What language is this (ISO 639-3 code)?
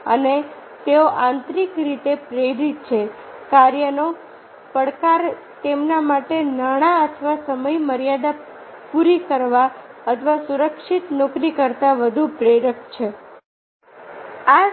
guj